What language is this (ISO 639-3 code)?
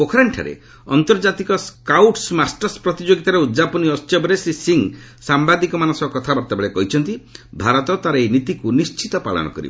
ori